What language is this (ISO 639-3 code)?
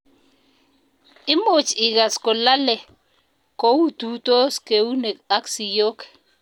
kln